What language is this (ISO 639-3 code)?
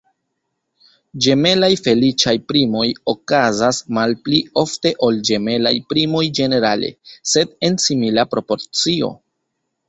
epo